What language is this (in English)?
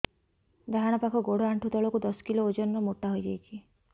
Odia